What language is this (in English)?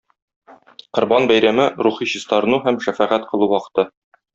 Tatar